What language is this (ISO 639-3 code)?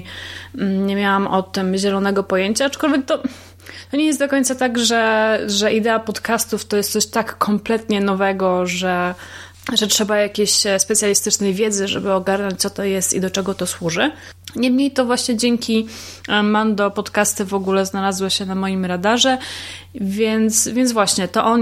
pol